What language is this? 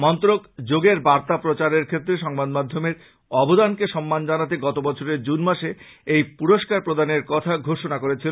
Bangla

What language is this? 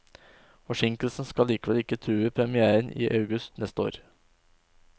Norwegian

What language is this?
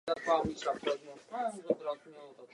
Czech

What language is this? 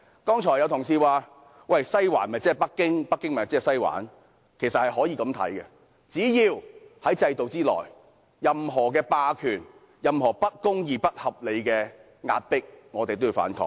Cantonese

